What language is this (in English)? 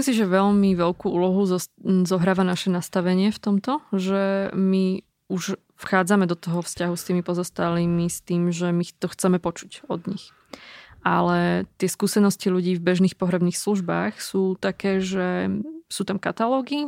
Slovak